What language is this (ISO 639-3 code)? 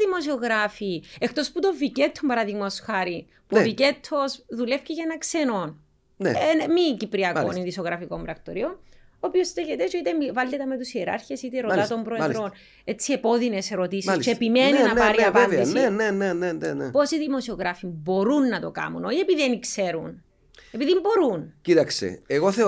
ell